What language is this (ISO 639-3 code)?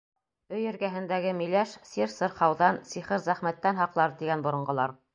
bak